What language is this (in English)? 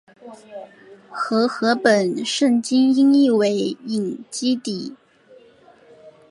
Chinese